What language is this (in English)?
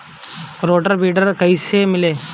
Bhojpuri